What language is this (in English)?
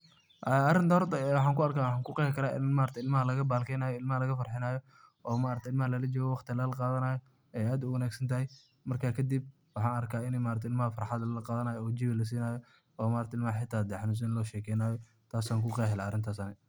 Somali